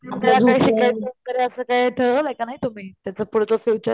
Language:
Marathi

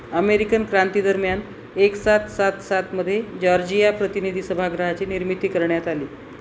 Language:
Marathi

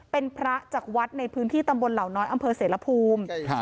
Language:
Thai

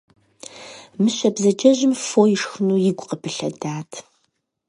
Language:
Kabardian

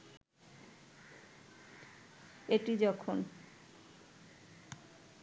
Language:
Bangla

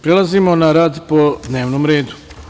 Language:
Serbian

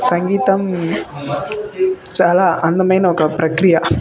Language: Telugu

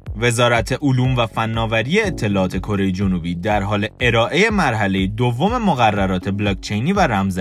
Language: Persian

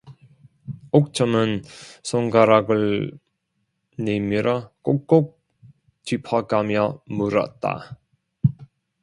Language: Korean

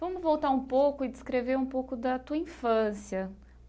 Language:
Portuguese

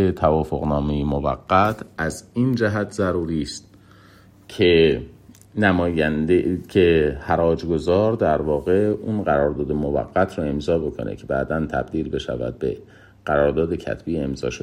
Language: Persian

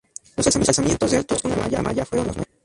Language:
Spanish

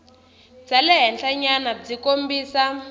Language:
Tsonga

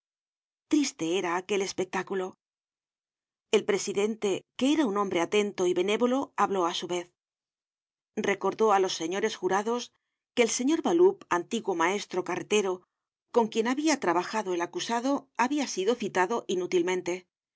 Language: Spanish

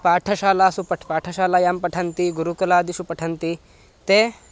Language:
Sanskrit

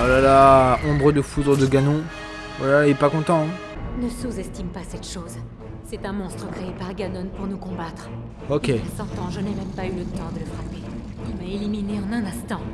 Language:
French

